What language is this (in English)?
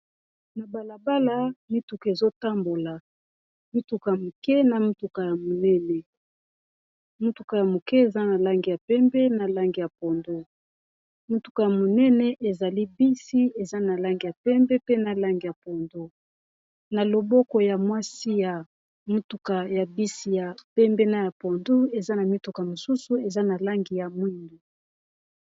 Lingala